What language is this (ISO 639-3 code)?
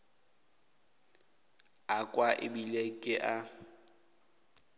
nso